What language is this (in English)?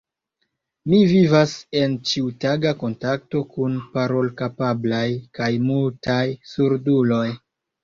Esperanto